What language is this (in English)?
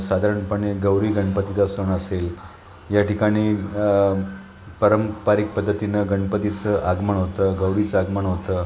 Marathi